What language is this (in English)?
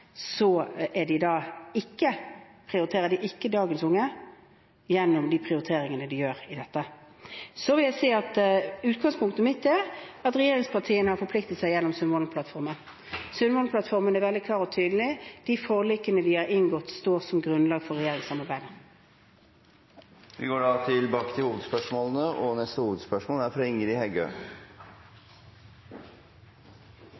Norwegian